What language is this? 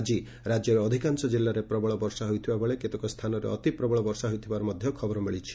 Odia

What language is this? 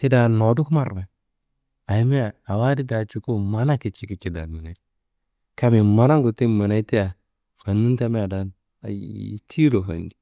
Kanembu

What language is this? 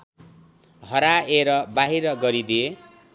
Nepali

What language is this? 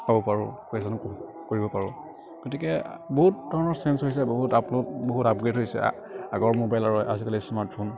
Assamese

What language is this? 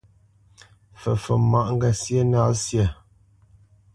Bamenyam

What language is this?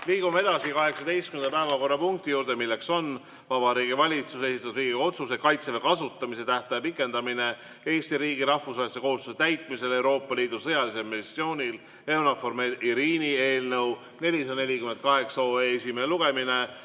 Estonian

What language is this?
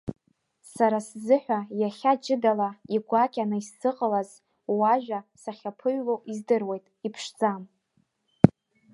Abkhazian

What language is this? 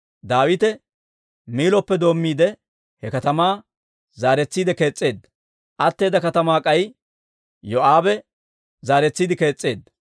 Dawro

